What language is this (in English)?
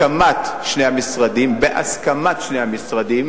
Hebrew